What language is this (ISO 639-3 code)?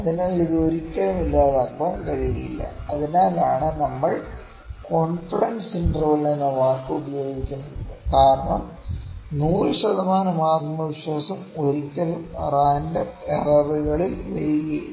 mal